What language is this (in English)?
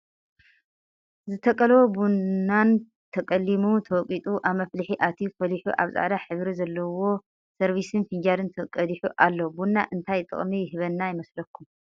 Tigrinya